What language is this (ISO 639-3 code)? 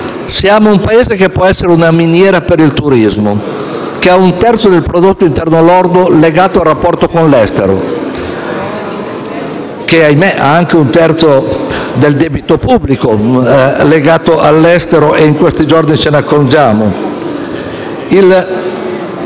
ita